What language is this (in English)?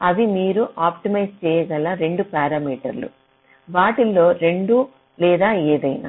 Telugu